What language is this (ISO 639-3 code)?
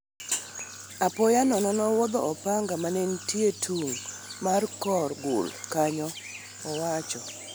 luo